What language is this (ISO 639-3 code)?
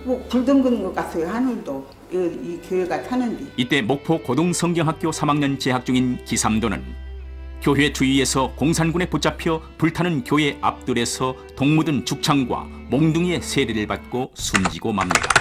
kor